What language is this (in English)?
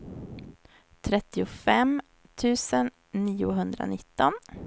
Swedish